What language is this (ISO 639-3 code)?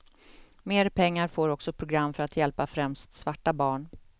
swe